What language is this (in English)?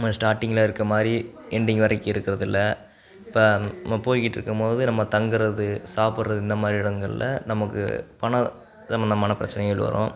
Tamil